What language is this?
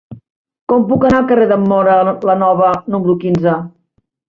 Catalan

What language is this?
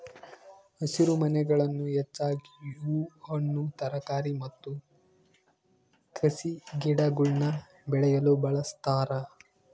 Kannada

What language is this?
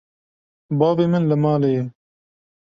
Kurdish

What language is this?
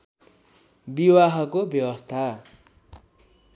Nepali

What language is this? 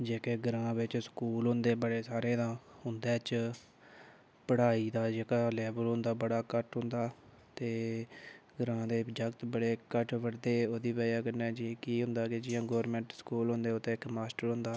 Dogri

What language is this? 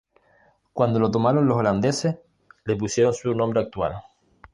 Spanish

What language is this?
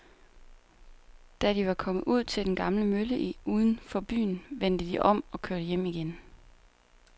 Danish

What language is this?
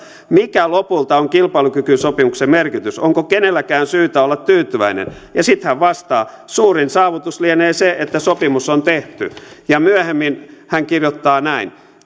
Finnish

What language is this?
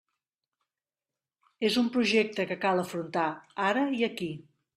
Catalan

